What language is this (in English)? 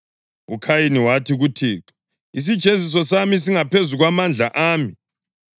North Ndebele